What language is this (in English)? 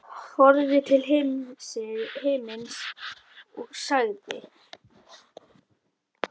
Icelandic